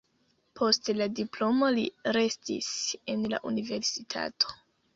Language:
Esperanto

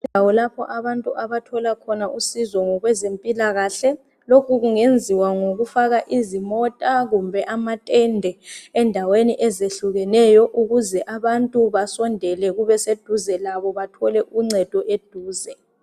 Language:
North Ndebele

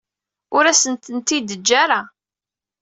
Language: Kabyle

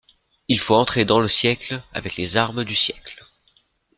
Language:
French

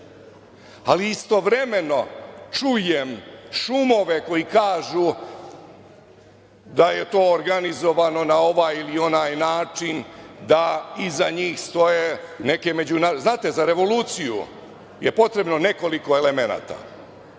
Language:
Serbian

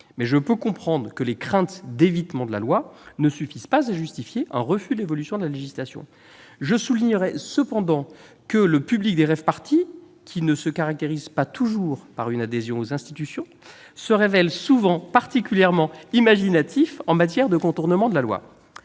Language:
French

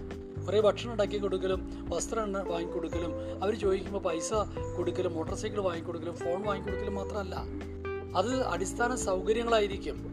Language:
Malayalam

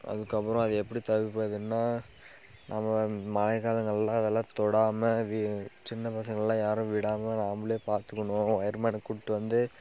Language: Tamil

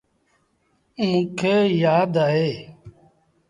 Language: Sindhi Bhil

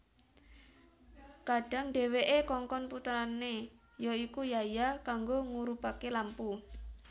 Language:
Javanese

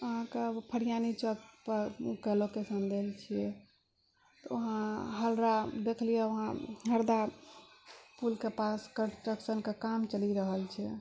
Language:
Maithili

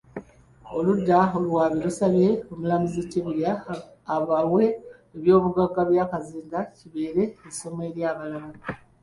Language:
Ganda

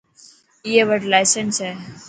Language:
Dhatki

